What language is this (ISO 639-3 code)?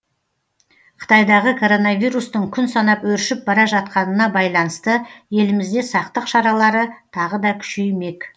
kaz